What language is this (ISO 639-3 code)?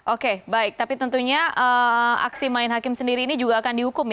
ind